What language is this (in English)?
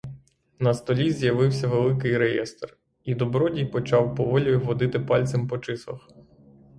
Ukrainian